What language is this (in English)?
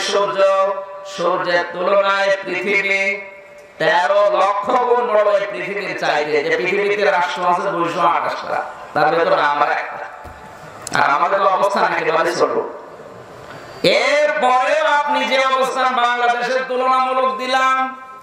Indonesian